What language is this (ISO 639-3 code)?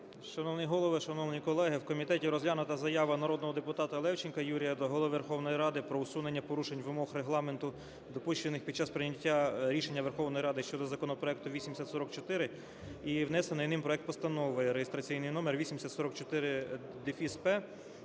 ukr